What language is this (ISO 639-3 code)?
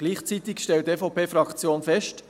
gsw